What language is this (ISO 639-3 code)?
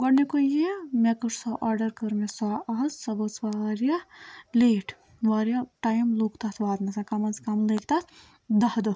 kas